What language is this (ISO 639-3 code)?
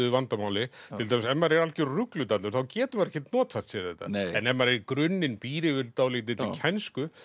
isl